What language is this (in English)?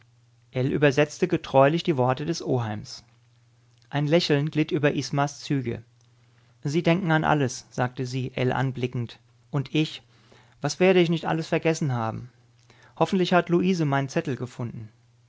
German